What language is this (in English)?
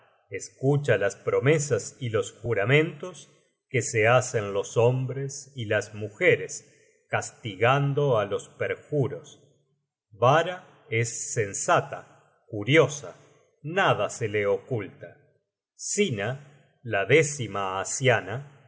Spanish